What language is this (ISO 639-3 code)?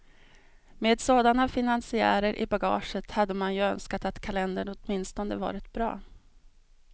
swe